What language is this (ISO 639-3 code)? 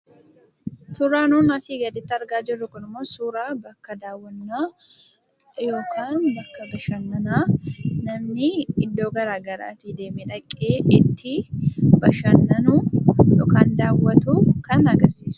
orm